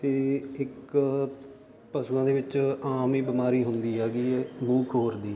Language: Punjabi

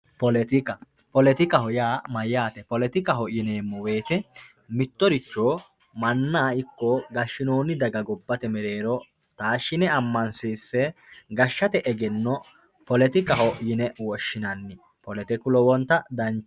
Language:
Sidamo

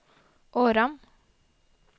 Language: Norwegian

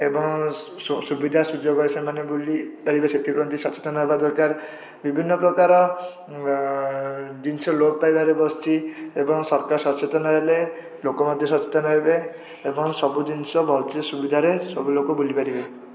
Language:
Odia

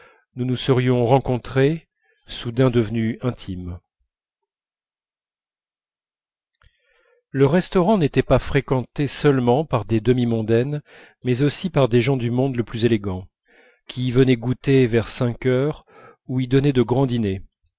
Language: French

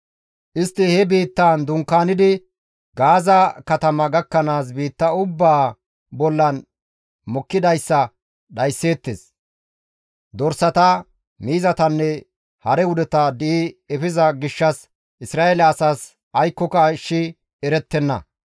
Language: Gamo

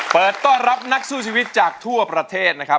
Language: Thai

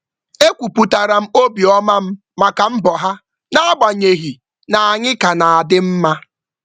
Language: Igbo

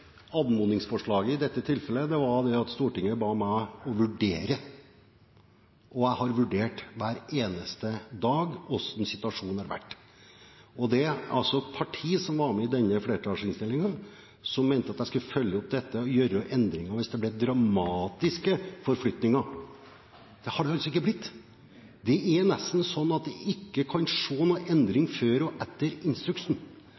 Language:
Norwegian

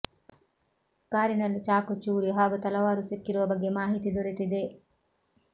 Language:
Kannada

